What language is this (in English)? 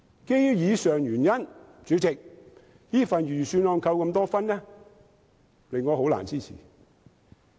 Cantonese